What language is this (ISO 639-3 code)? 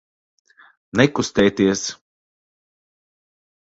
lav